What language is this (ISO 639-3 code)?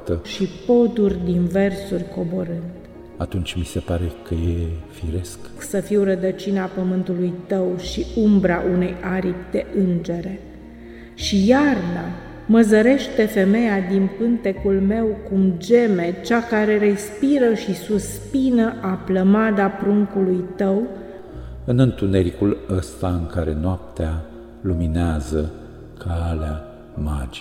ron